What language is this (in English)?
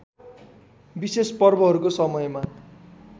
Nepali